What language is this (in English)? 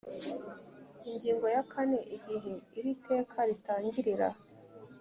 Kinyarwanda